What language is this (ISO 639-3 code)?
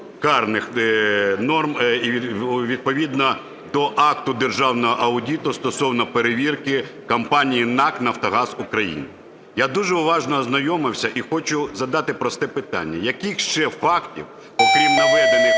ukr